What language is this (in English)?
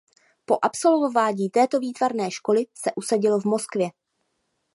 Czech